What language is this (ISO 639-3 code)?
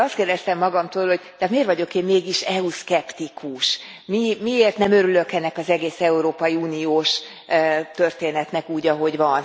hun